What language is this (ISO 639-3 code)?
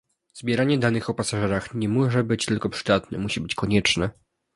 pol